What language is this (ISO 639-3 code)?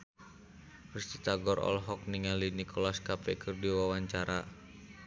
sun